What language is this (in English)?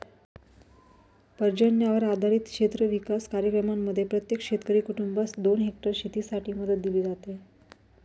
Marathi